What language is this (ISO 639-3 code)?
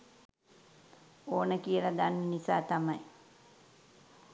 sin